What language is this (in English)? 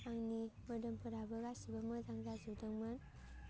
Bodo